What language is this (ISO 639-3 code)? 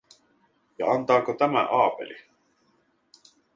fin